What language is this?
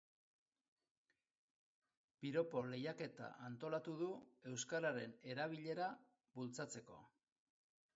Basque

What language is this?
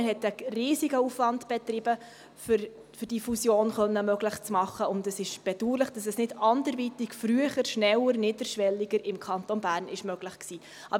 Swiss German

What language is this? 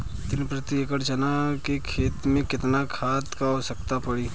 Bhojpuri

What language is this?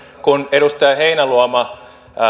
Finnish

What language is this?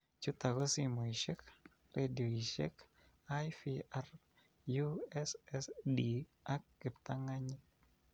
Kalenjin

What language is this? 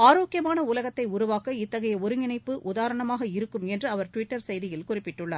Tamil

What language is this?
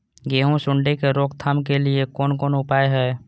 Maithili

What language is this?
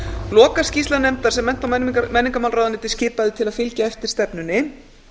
Icelandic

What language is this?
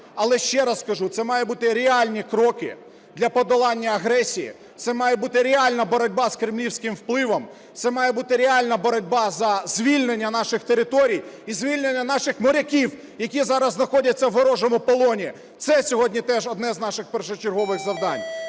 Ukrainian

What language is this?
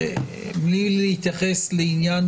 Hebrew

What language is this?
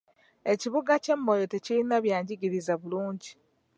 Ganda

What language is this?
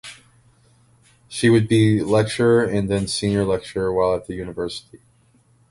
English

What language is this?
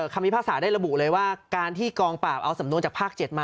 Thai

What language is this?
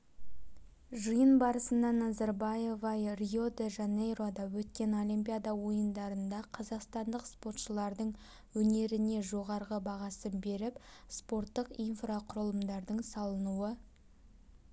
Kazakh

